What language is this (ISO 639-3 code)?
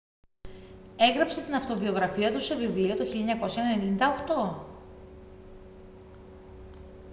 ell